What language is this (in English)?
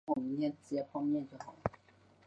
Chinese